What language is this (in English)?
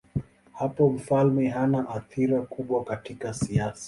Swahili